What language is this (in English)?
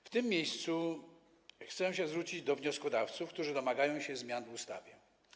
Polish